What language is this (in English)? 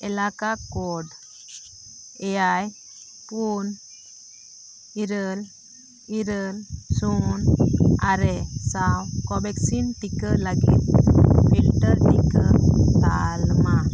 Santali